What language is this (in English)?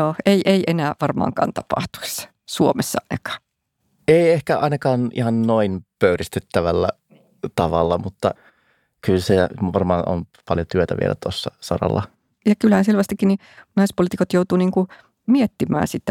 Finnish